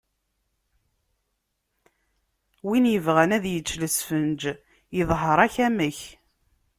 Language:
Kabyle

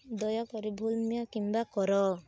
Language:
Odia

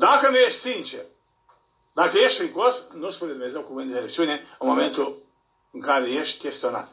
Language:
Romanian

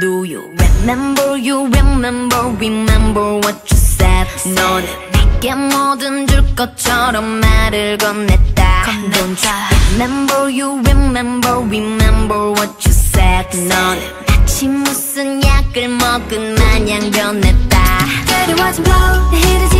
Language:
Vietnamese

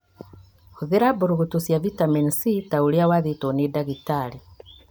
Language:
Kikuyu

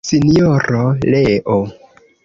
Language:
Esperanto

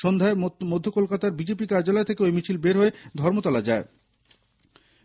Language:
Bangla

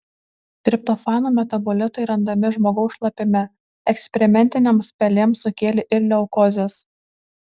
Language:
Lithuanian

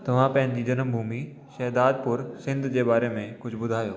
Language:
Sindhi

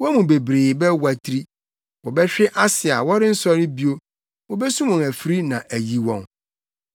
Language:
Akan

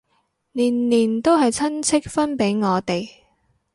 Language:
Cantonese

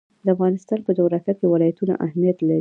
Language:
Pashto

